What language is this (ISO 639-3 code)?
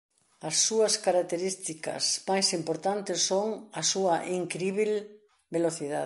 glg